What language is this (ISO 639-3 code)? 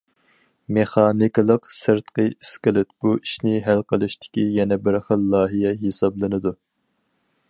uig